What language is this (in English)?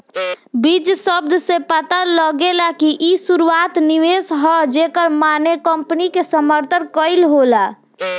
Bhojpuri